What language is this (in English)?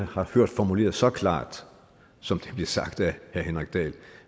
Danish